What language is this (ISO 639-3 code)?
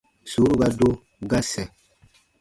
bba